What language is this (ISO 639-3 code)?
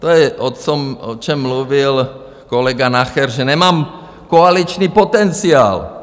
ces